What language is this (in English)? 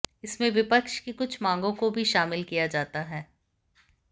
Hindi